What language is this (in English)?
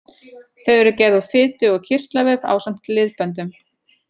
Icelandic